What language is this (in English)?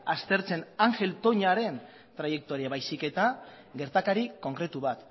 Basque